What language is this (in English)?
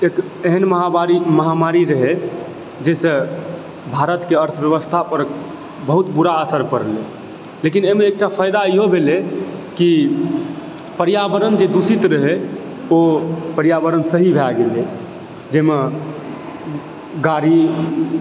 Maithili